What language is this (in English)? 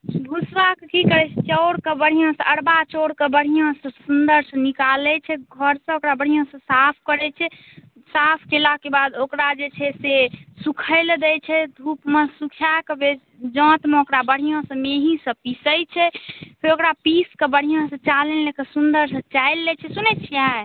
Maithili